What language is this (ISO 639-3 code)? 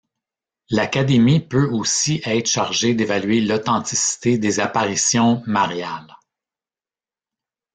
fra